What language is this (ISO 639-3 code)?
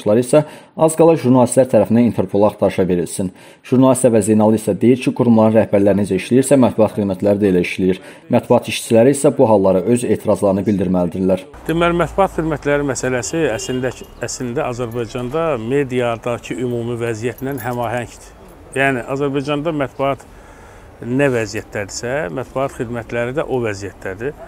tur